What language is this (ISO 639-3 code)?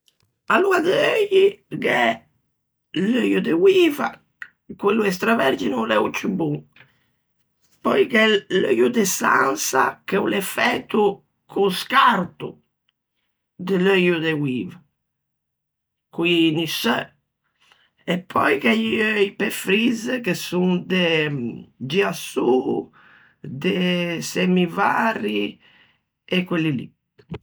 lij